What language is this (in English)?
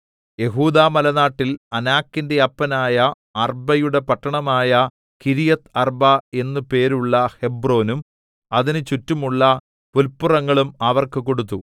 Malayalam